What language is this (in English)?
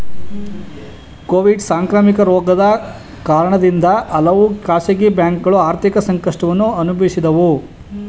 Kannada